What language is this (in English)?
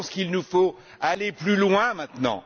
French